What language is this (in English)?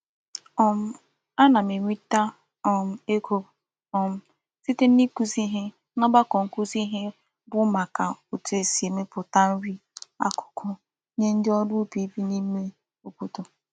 Igbo